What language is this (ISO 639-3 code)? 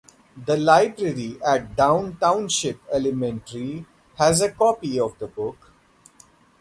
eng